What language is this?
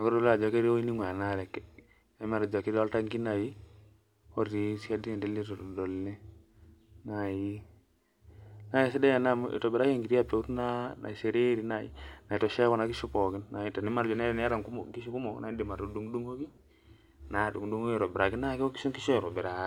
Masai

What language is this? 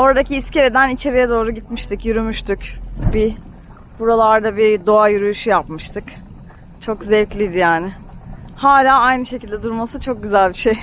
Turkish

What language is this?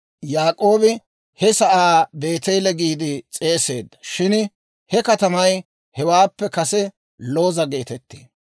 Dawro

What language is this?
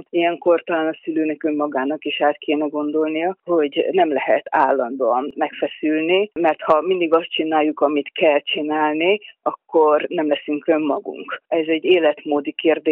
Hungarian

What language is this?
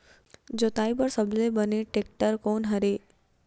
Chhattisgarhi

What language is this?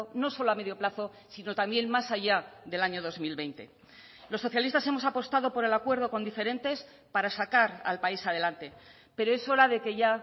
Spanish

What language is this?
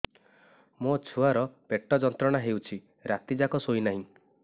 Odia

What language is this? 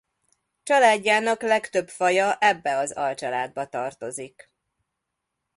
Hungarian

